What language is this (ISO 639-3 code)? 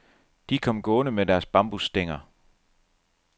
dan